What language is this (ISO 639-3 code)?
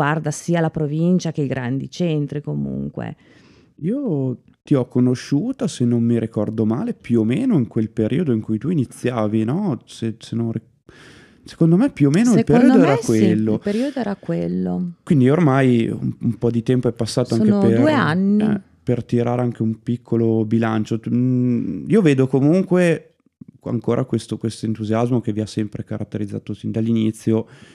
ita